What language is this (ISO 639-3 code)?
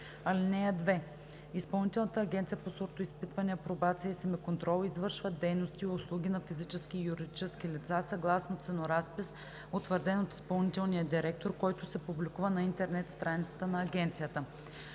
bul